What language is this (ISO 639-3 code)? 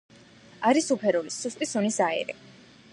kat